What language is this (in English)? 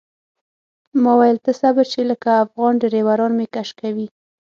Pashto